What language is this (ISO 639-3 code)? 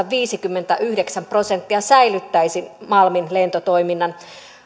fin